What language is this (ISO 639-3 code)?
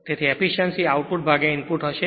guj